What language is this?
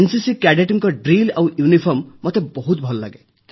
Odia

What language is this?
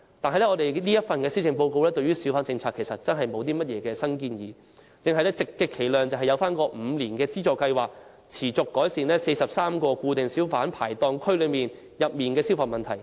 Cantonese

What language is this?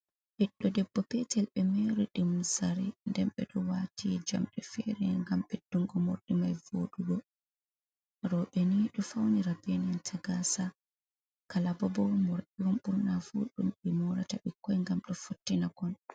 Fula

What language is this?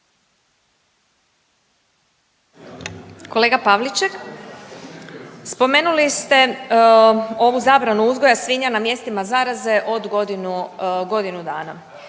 Croatian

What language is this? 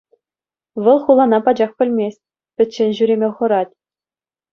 Chuvash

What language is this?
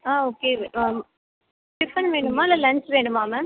Tamil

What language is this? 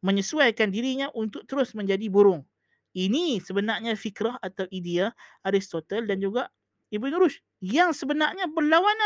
Malay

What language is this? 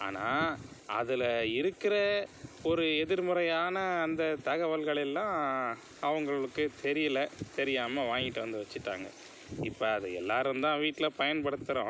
Tamil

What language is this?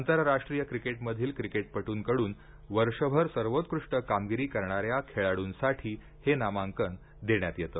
Marathi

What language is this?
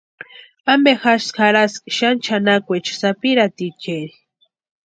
Western Highland Purepecha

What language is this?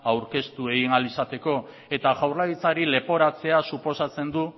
Basque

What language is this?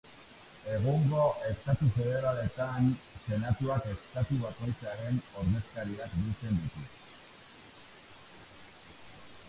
Basque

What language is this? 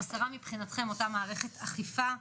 Hebrew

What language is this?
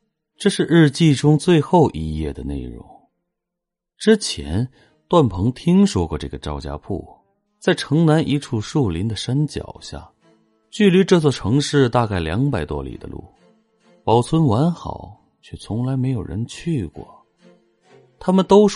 Chinese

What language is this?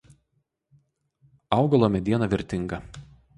Lithuanian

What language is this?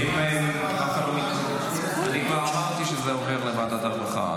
Hebrew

